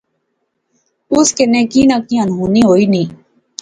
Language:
Pahari-Potwari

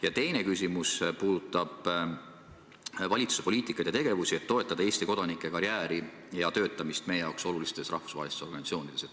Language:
Estonian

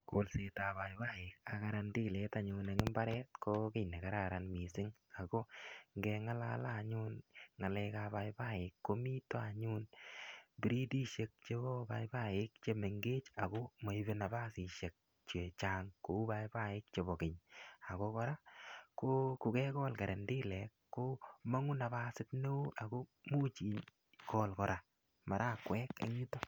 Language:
Kalenjin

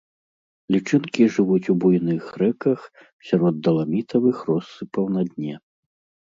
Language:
Belarusian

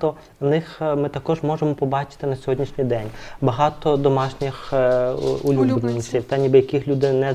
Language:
Ukrainian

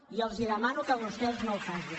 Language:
Catalan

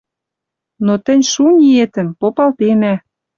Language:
Western Mari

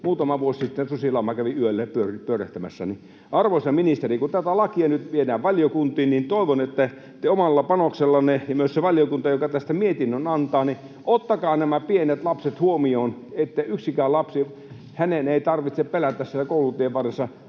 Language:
Finnish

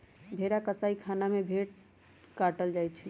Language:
Magahi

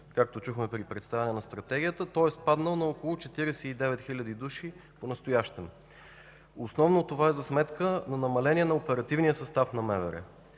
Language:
Bulgarian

